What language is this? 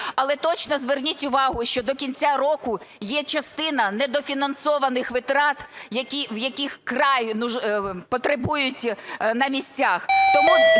Ukrainian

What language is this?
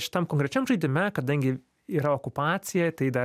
Lithuanian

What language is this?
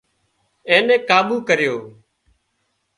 Wadiyara Koli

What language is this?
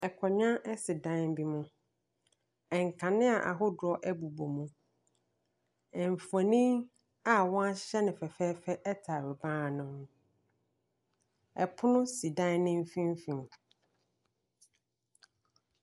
Akan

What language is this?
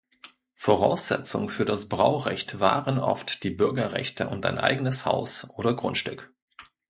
German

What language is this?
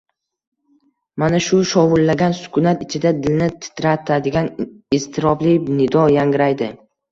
Uzbek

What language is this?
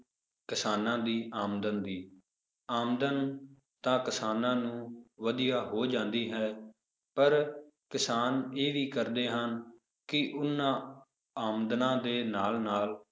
Punjabi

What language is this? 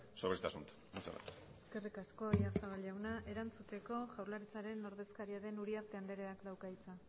Basque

